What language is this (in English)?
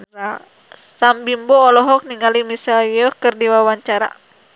Sundanese